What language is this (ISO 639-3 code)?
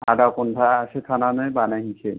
brx